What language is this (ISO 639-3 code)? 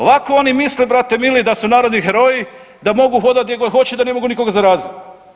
hrv